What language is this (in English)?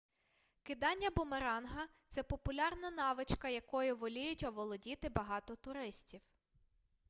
Ukrainian